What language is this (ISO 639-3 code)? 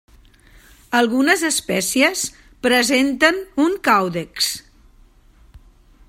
cat